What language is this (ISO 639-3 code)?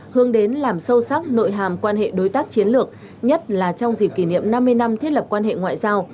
vie